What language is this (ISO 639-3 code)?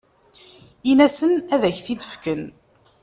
kab